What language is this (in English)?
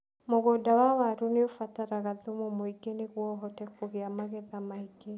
Kikuyu